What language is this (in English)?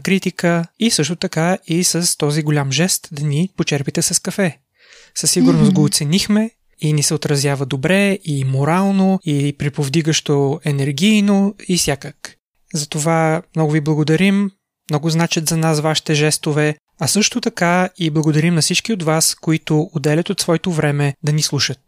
Bulgarian